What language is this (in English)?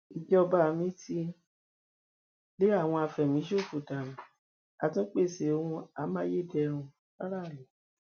Yoruba